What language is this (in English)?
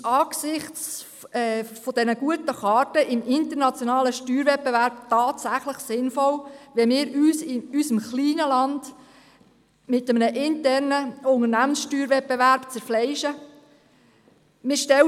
Swiss German